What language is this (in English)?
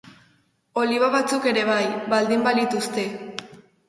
Basque